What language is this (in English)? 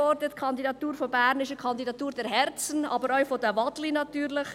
Swiss German